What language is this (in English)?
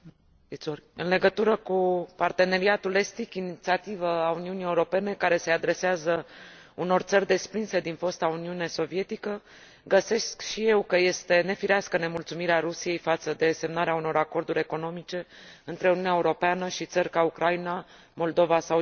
Romanian